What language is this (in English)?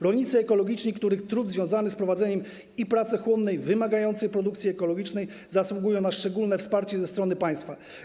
Polish